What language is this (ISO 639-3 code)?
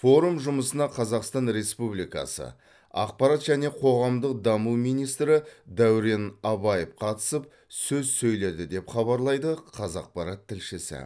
kaz